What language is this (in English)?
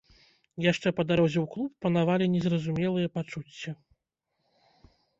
Belarusian